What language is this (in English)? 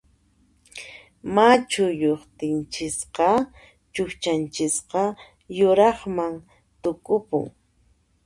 Puno Quechua